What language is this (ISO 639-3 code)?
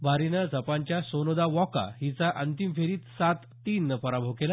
mar